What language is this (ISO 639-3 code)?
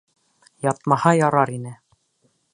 bak